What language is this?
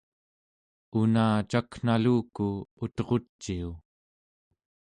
Central Yupik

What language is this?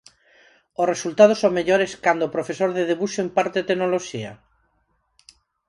Galician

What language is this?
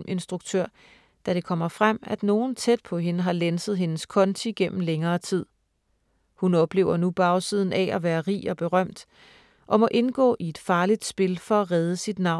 Danish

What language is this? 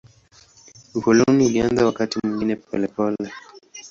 Swahili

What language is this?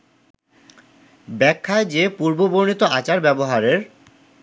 Bangla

